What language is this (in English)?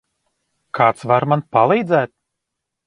Latvian